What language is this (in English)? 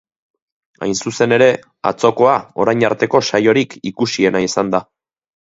Basque